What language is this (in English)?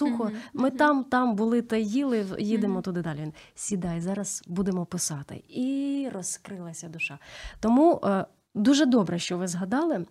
Ukrainian